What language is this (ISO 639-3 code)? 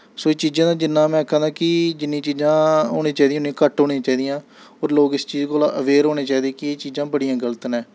doi